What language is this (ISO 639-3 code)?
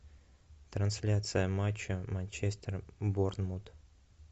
rus